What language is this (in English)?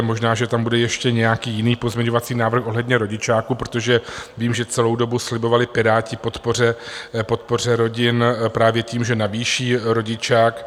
Czech